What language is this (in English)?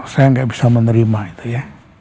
Indonesian